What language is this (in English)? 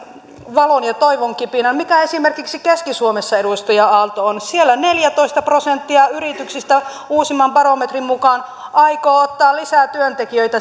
Finnish